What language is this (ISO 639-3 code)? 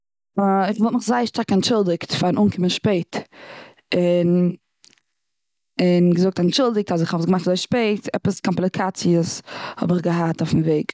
yid